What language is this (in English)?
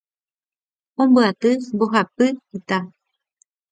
Guarani